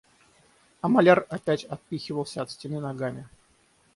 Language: Russian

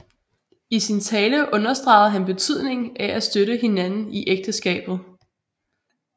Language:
Danish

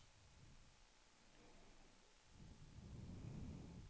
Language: Swedish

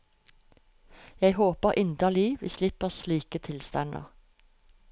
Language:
Norwegian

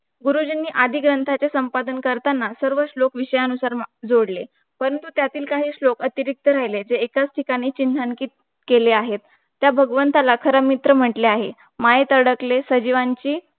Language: Marathi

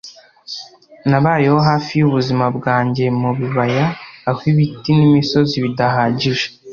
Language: Kinyarwanda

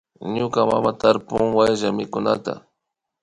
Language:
Imbabura Highland Quichua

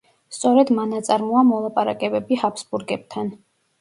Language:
Georgian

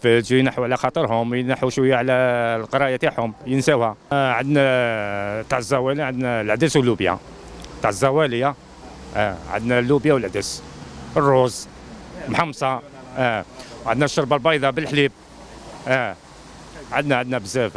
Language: Arabic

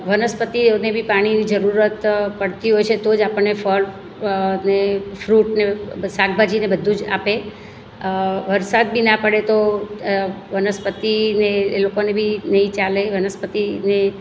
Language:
Gujarati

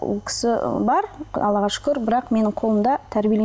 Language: Kazakh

